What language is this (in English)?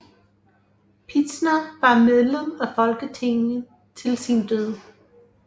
Danish